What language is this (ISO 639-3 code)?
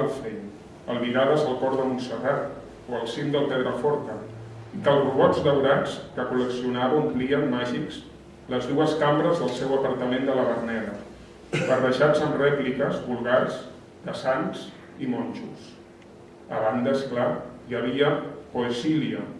cat